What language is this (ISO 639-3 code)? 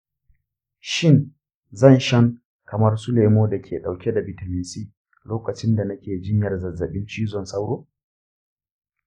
hau